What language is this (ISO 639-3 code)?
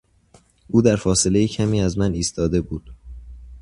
fas